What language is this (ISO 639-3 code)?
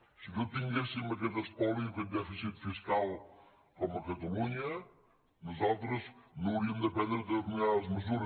cat